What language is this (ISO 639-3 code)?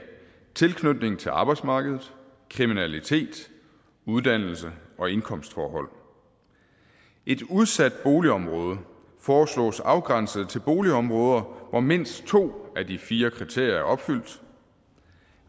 dan